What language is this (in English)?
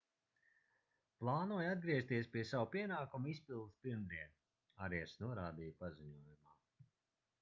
Latvian